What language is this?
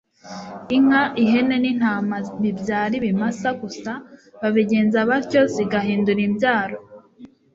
Kinyarwanda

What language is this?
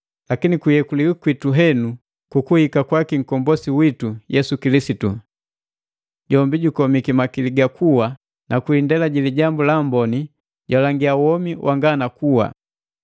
Matengo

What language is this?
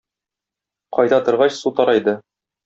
Tatar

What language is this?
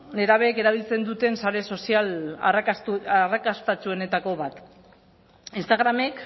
Basque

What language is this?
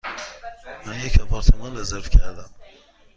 Persian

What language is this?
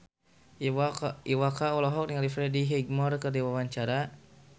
Sundanese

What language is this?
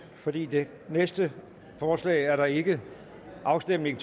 Danish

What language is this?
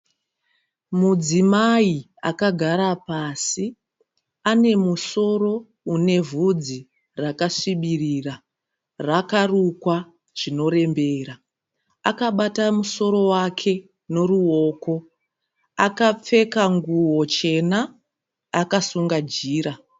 Shona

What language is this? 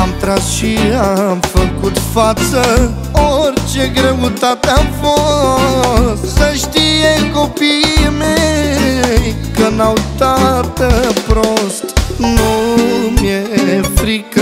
Romanian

